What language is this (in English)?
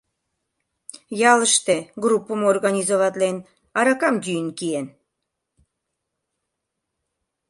Mari